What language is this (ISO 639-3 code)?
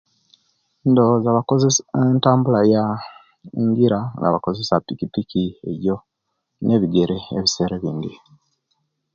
lke